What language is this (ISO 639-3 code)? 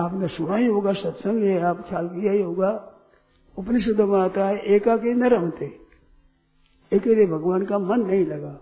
hin